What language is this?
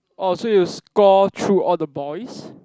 English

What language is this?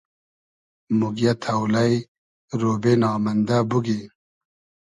Hazaragi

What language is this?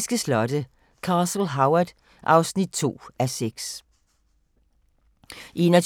Danish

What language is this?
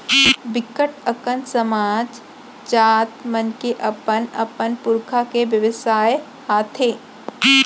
Chhattisgarhi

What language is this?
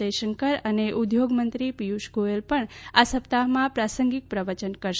Gujarati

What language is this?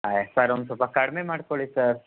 Kannada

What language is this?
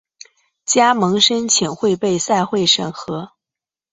Chinese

